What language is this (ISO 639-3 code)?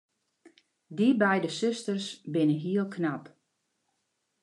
fry